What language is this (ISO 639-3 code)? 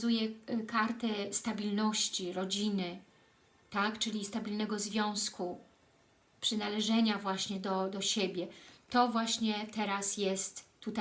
pol